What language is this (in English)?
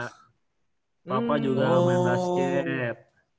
Indonesian